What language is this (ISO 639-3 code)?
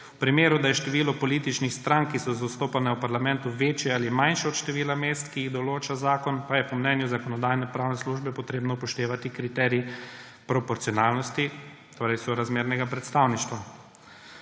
slv